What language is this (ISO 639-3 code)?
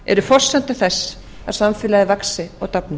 isl